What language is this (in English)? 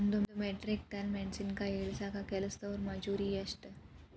Kannada